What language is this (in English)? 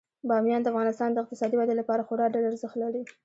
Pashto